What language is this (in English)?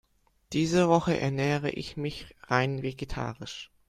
German